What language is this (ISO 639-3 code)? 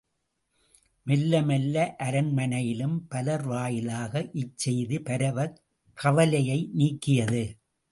tam